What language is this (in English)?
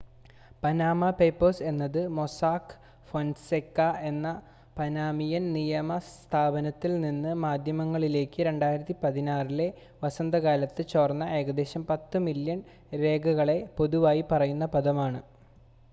Malayalam